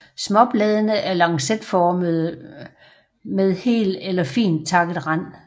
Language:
Danish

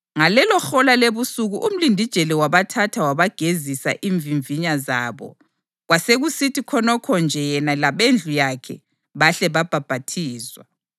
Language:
North Ndebele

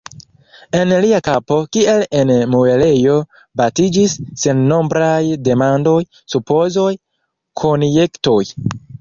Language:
Esperanto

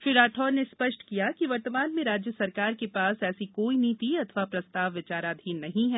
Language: Hindi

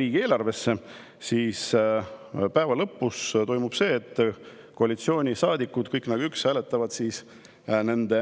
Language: Estonian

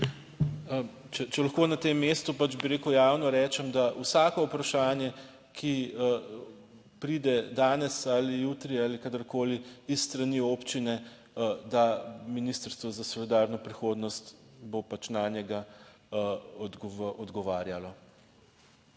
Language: Slovenian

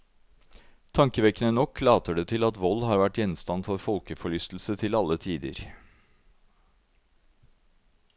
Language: Norwegian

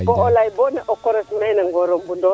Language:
Serer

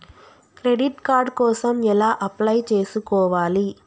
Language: Telugu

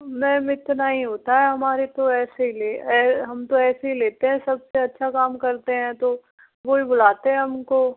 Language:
Hindi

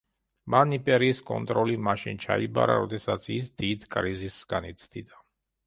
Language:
Georgian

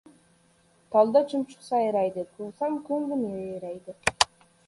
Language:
Uzbek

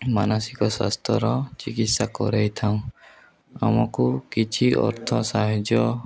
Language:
Odia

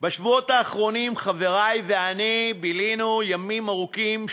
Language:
Hebrew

